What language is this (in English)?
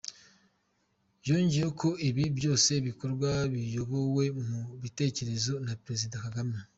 Kinyarwanda